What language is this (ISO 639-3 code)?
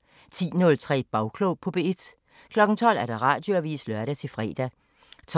dan